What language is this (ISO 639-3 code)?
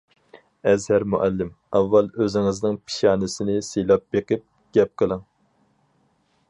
uig